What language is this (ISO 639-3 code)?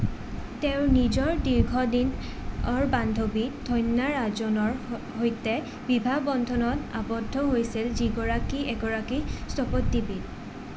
asm